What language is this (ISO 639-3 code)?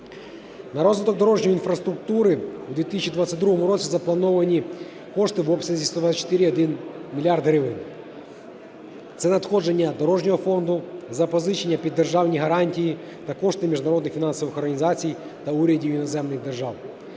ukr